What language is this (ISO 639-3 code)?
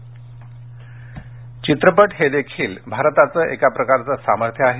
mar